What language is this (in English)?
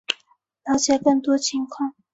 Chinese